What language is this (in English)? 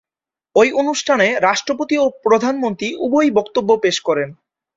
Bangla